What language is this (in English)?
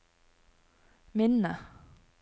Norwegian